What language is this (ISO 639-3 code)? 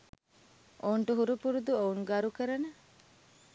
sin